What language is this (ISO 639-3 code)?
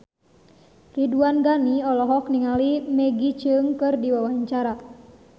sun